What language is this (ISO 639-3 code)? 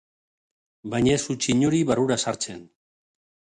eus